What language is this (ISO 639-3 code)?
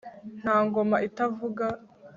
kin